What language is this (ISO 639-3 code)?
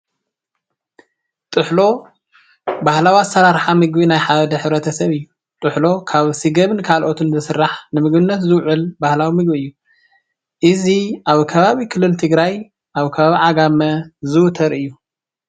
tir